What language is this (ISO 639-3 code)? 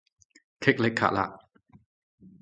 yue